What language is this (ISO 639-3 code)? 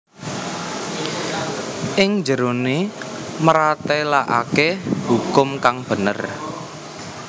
jav